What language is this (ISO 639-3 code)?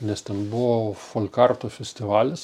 lit